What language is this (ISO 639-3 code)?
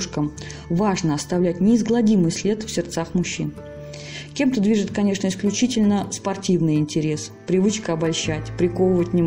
rus